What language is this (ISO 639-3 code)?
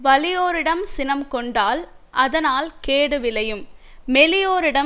tam